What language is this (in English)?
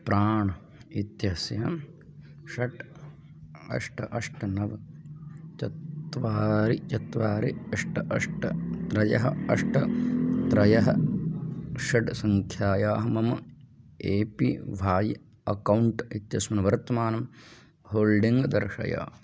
Sanskrit